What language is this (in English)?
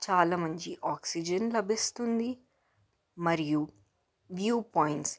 Telugu